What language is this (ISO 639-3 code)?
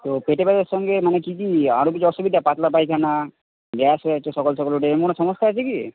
ben